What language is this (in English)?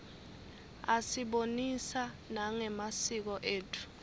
Swati